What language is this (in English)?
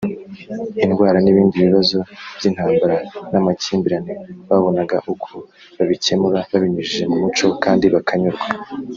Kinyarwanda